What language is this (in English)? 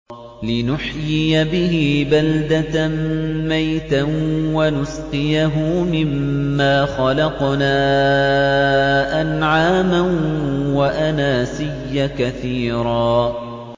Arabic